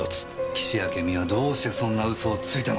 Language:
Japanese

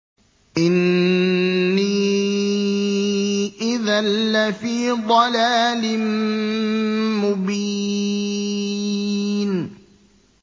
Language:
Arabic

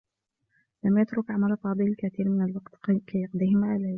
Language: Arabic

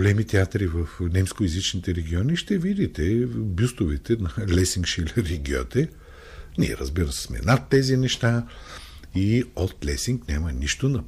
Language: Bulgarian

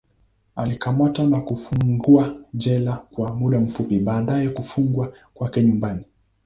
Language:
Swahili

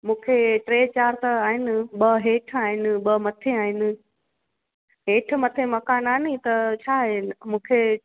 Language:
Sindhi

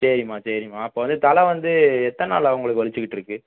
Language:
Tamil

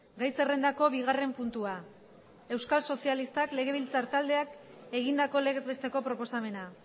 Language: Basque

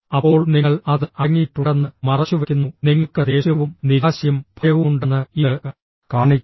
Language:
Malayalam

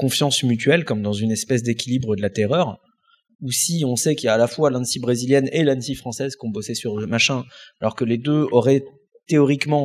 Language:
French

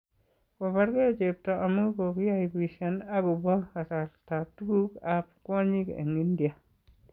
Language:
Kalenjin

